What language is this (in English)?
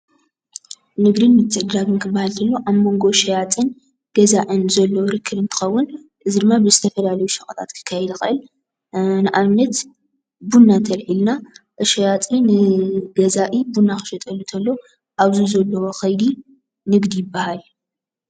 Tigrinya